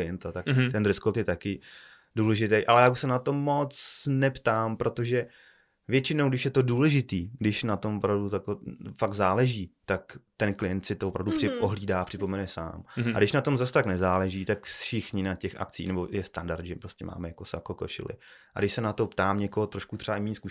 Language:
Czech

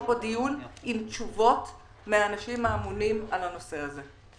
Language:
Hebrew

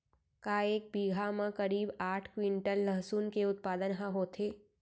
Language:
Chhattisgarhi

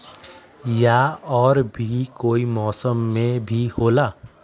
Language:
Magahi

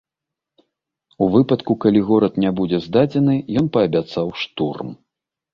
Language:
Belarusian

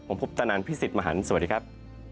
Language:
Thai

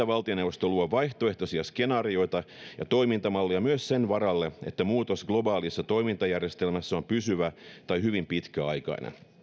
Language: Finnish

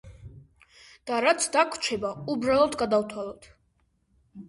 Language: Georgian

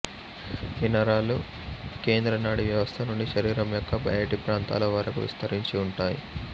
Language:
Telugu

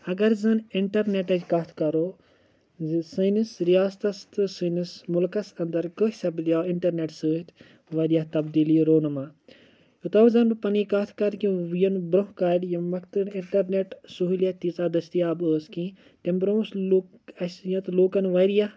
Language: Kashmiri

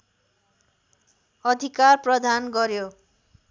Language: Nepali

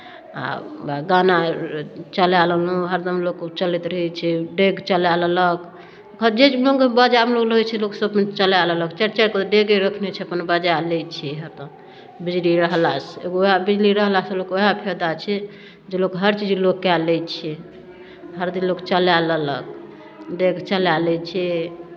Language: Maithili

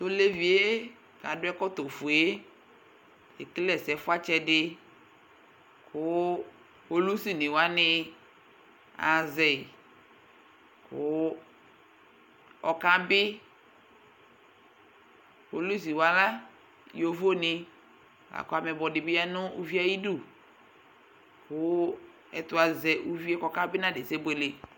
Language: Ikposo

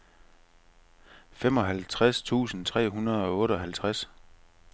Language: Danish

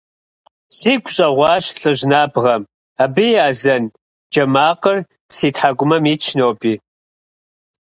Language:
Kabardian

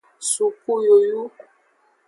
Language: Aja (Benin)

